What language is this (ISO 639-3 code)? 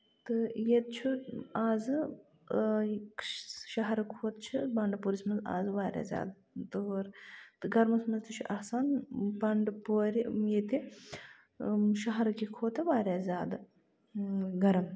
kas